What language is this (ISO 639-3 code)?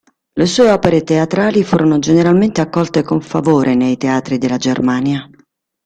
ita